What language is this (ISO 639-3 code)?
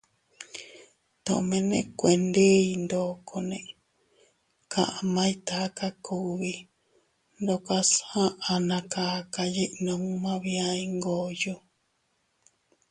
cut